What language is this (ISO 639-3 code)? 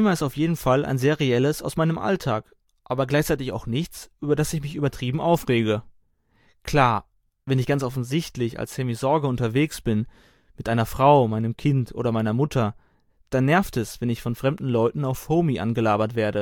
deu